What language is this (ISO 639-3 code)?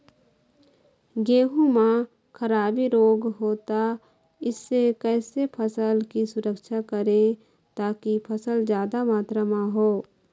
hne